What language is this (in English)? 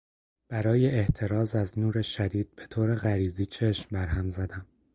Persian